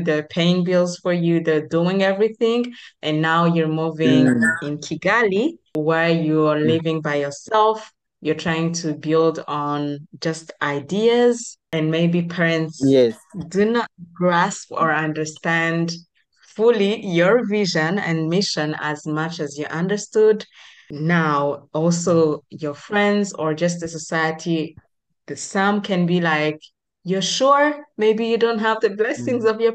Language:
English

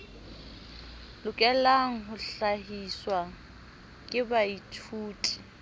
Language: Southern Sotho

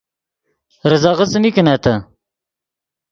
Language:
Yidgha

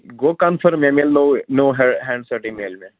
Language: Kashmiri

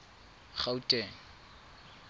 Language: Tswana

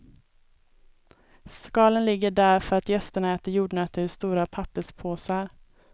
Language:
Swedish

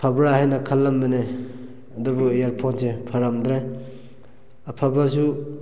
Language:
Manipuri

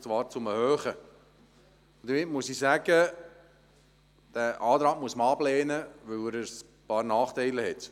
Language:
Swiss German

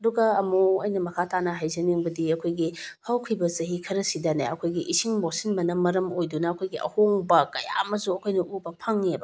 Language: Manipuri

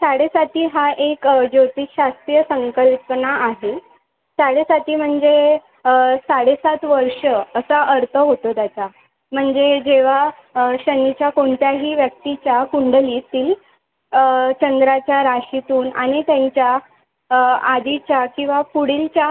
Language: Marathi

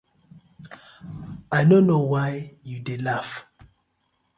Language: Nigerian Pidgin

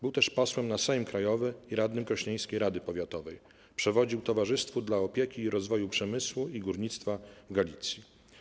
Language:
Polish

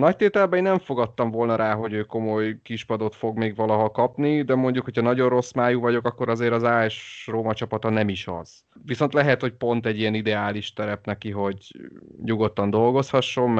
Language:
Hungarian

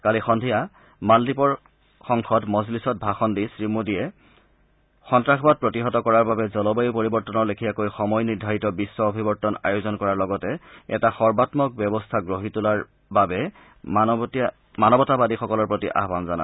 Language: Assamese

